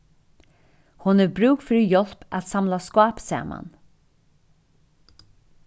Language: Faroese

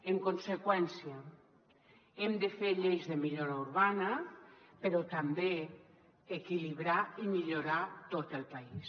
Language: Catalan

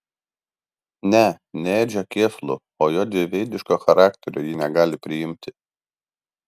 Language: Lithuanian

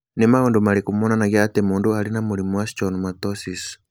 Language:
Kikuyu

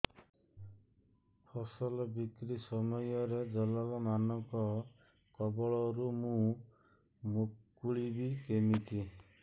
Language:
Odia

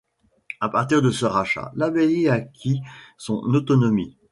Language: French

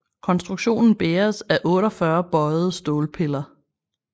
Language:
Danish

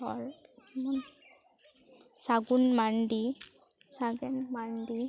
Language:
Santali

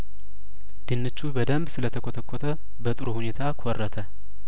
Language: Amharic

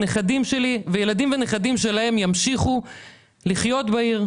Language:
Hebrew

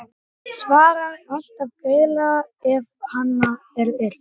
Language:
Icelandic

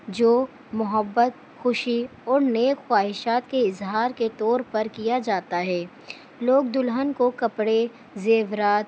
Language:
Urdu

